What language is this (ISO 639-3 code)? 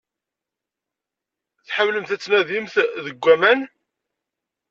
kab